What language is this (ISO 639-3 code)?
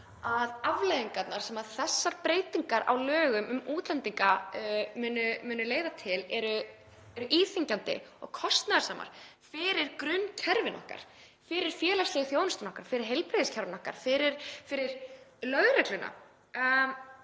isl